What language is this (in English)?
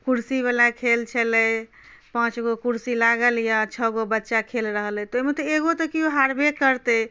Maithili